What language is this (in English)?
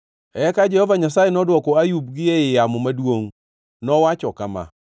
Luo (Kenya and Tanzania)